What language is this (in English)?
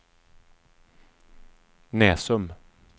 Swedish